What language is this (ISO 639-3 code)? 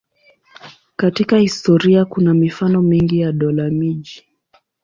swa